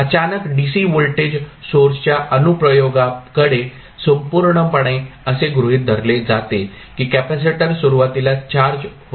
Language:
Marathi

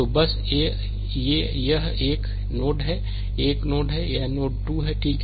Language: Hindi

